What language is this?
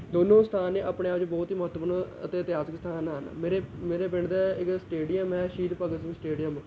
Punjabi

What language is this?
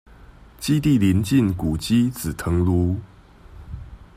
Chinese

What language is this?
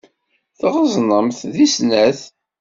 Kabyle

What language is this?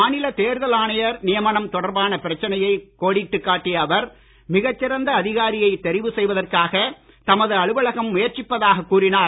Tamil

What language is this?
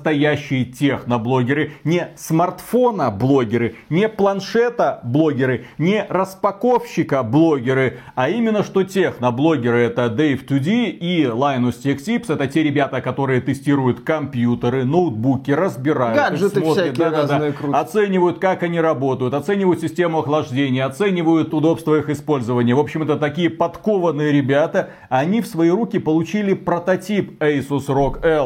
Russian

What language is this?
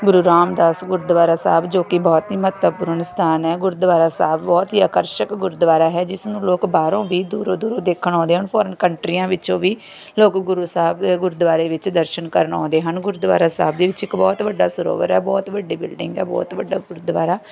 Punjabi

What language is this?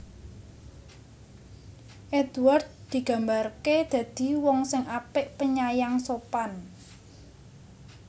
Javanese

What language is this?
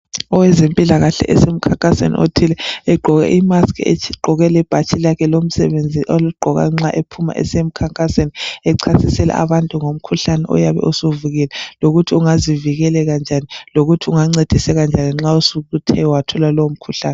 North Ndebele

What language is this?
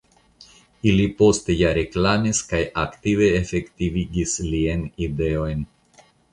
Esperanto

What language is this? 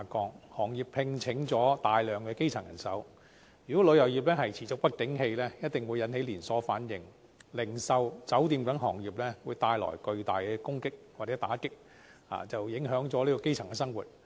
Cantonese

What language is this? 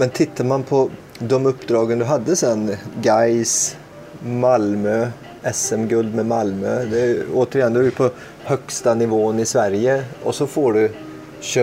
Swedish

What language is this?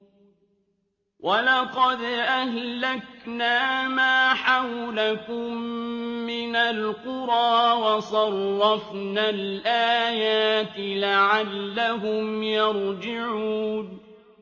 Arabic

